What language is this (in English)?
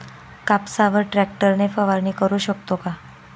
Marathi